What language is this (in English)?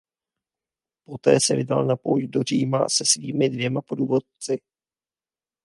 Czech